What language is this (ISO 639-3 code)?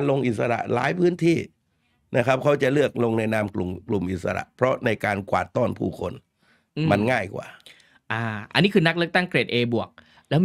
tha